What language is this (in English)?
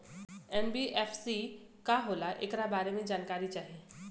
Bhojpuri